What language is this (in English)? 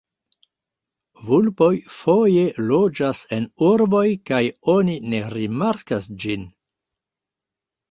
Esperanto